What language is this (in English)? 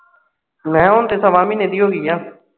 Punjabi